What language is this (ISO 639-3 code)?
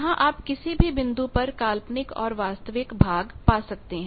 hin